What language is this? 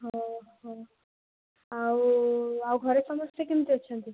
Odia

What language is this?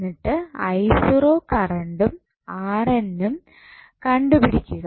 Malayalam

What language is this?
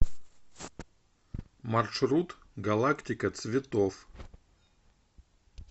Russian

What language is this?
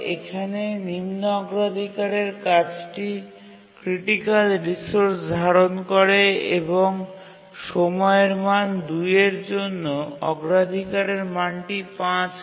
Bangla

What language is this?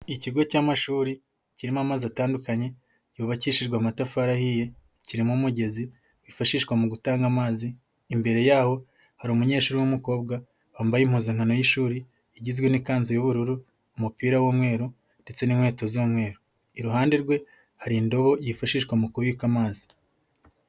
Kinyarwanda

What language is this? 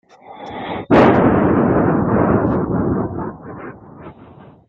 French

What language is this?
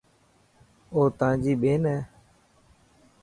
Dhatki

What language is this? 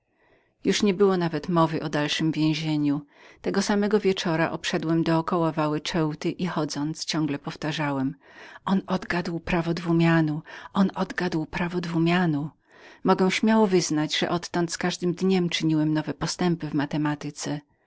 Polish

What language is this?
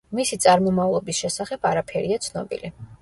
Georgian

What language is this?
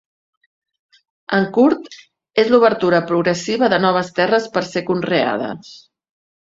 Catalan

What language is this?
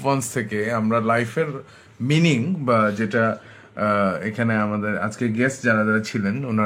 Bangla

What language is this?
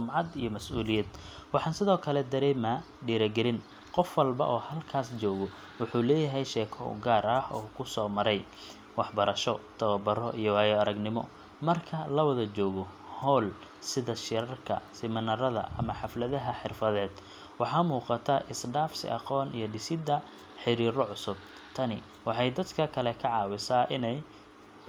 Somali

